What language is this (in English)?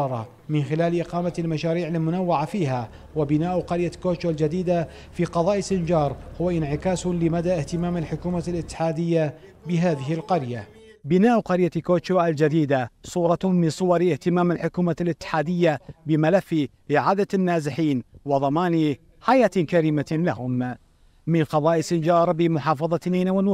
Arabic